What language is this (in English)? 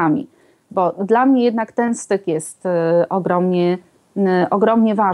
Polish